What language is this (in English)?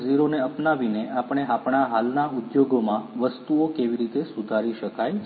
Gujarati